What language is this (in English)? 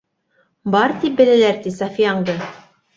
Bashkir